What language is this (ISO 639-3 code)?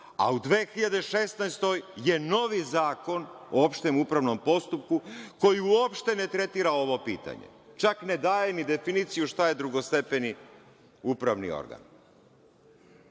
srp